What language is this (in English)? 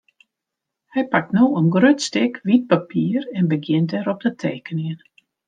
Western Frisian